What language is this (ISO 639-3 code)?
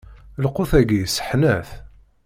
kab